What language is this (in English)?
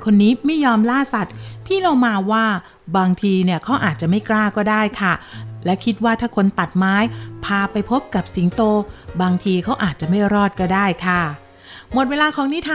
Thai